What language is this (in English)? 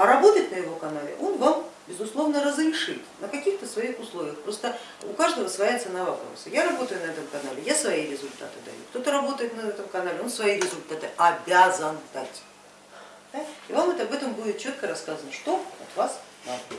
Russian